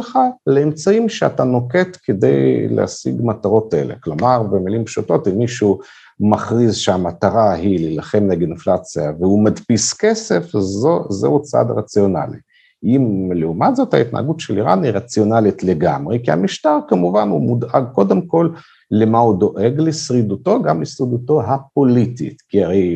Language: Hebrew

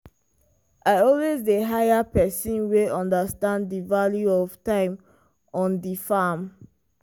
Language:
Nigerian Pidgin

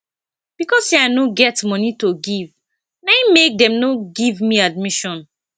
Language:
Nigerian Pidgin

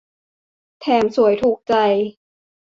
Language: Thai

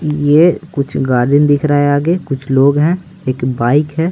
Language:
Hindi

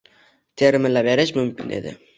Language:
Uzbek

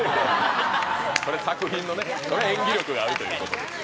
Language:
Japanese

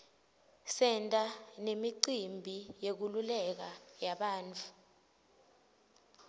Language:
Swati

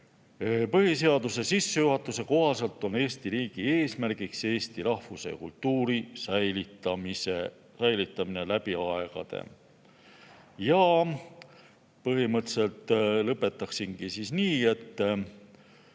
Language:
Estonian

